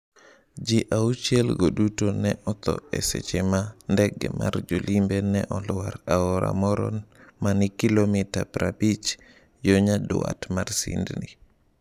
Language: Luo (Kenya and Tanzania)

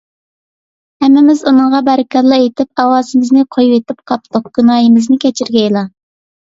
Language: Uyghur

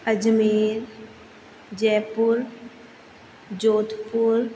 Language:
Sindhi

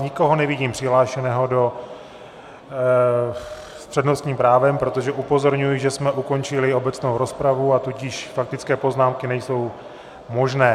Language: Czech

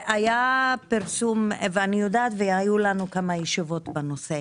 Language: Hebrew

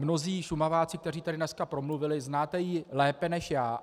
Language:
Czech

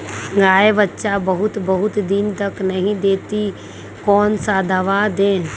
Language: Magahi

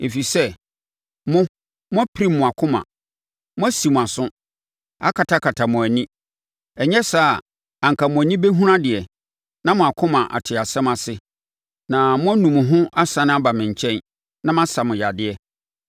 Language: Akan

